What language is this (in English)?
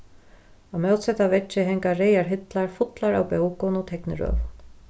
Faroese